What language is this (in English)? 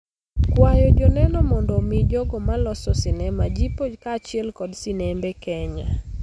Luo (Kenya and Tanzania)